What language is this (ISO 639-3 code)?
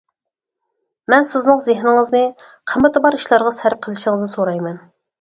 uig